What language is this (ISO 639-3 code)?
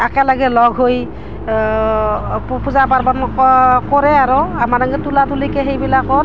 asm